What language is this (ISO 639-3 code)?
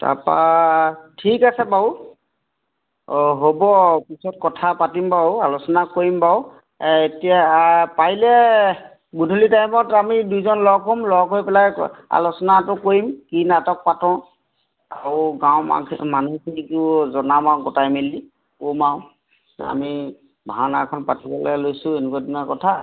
asm